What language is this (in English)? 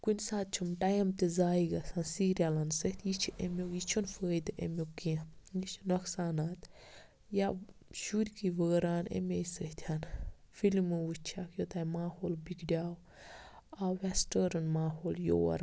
Kashmiri